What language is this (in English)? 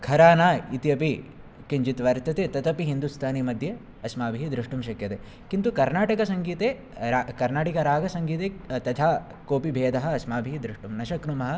Sanskrit